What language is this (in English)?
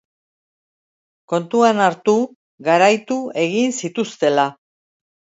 Basque